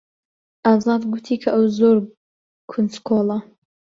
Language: Central Kurdish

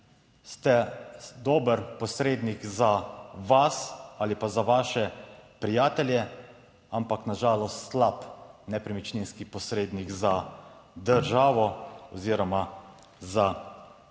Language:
Slovenian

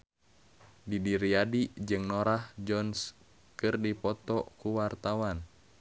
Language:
Sundanese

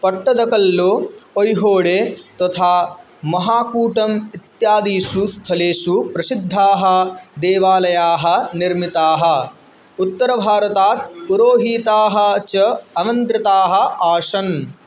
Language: Sanskrit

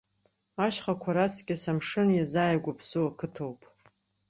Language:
Abkhazian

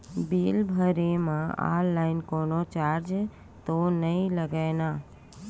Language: Chhattisgarhi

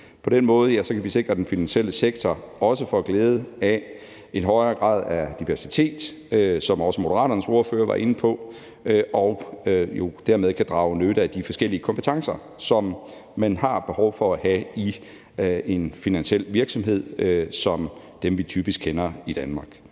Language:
Danish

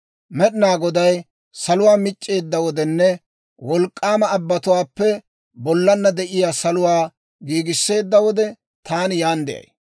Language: Dawro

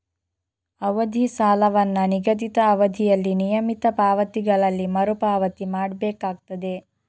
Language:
Kannada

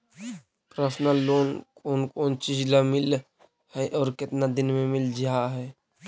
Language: Magahi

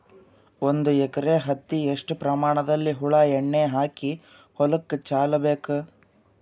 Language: Kannada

